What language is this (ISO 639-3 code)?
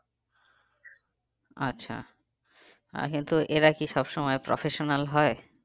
ben